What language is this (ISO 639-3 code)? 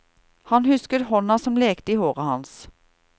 nor